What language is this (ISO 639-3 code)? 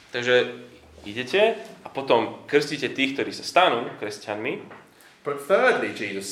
slk